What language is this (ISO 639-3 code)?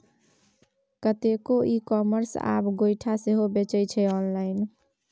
mai